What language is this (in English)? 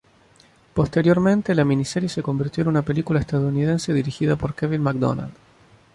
Spanish